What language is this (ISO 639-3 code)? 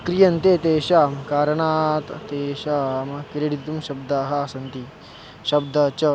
san